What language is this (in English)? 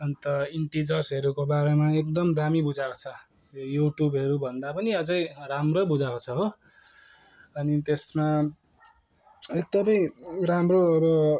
Nepali